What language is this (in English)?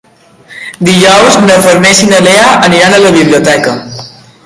Catalan